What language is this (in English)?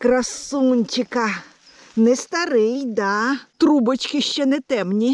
Ukrainian